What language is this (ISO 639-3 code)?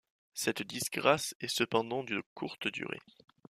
fra